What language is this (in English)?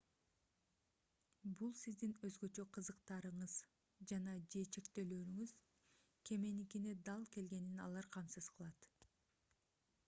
Kyrgyz